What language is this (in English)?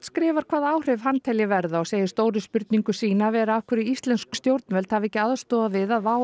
Icelandic